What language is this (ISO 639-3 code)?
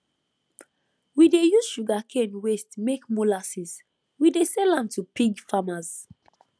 pcm